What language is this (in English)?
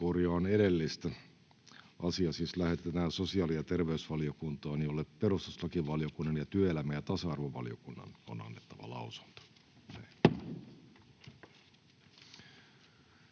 Finnish